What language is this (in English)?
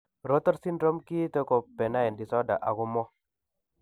Kalenjin